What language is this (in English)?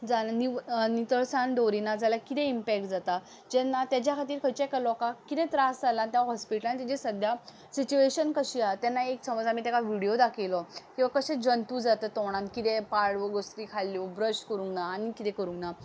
Konkani